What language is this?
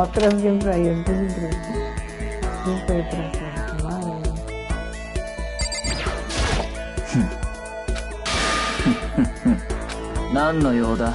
Japanese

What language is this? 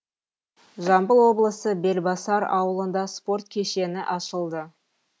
Kazakh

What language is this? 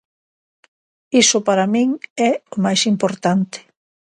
Galician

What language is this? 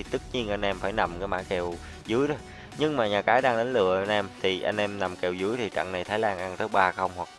Vietnamese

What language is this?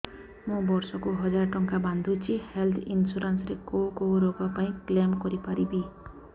Odia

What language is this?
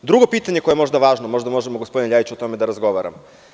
Serbian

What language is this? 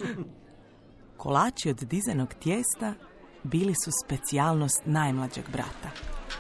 Croatian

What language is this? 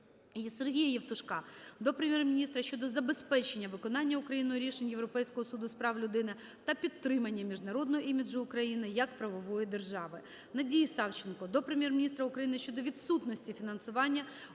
Ukrainian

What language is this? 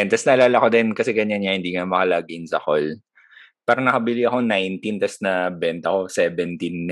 Filipino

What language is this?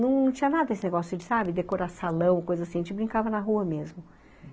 Portuguese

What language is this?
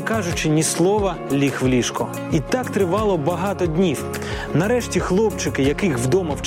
Ukrainian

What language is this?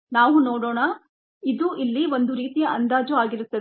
Kannada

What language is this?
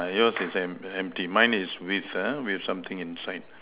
English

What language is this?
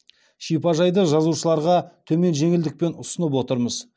Kazakh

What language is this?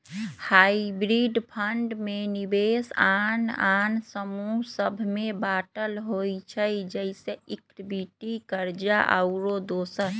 Magahi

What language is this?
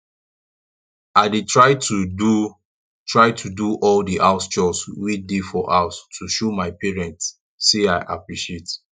Nigerian Pidgin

